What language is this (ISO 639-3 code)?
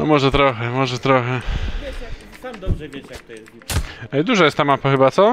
pol